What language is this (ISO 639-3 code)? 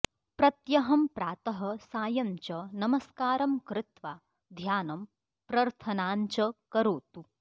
san